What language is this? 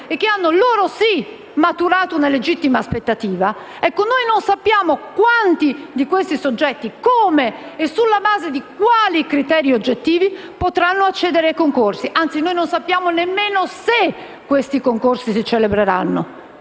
Italian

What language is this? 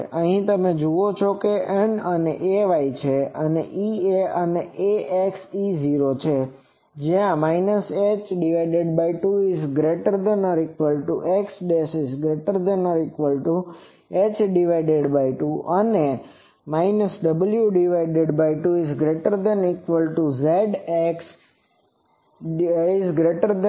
Gujarati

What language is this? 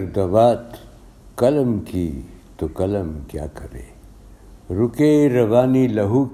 Urdu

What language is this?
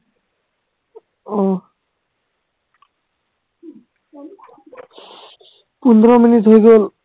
Assamese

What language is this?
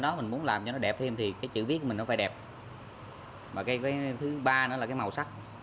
Vietnamese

